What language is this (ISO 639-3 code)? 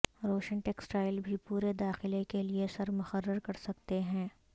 urd